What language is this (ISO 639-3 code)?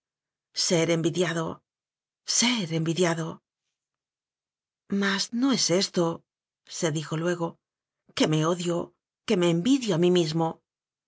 spa